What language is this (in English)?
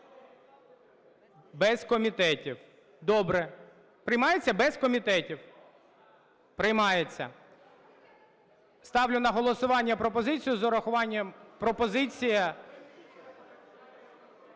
Ukrainian